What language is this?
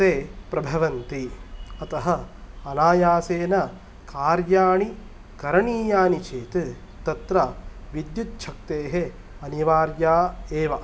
Sanskrit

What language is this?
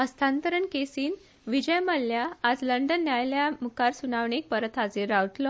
Konkani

